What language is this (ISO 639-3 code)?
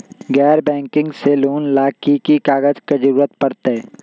mag